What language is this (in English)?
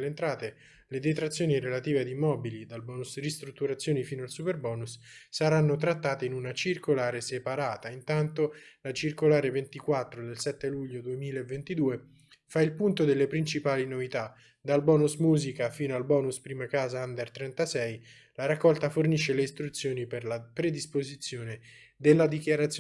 Italian